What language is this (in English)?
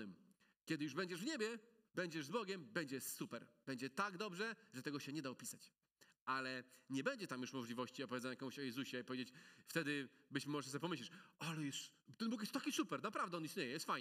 Polish